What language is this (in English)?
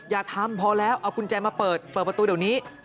Thai